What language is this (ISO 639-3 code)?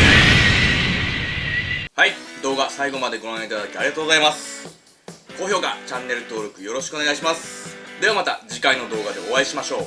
jpn